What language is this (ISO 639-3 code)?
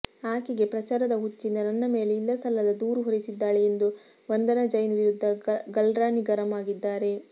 kan